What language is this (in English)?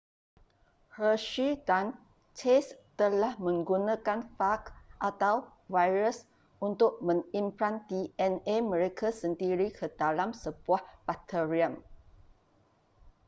Malay